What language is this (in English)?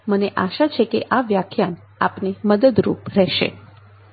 Gujarati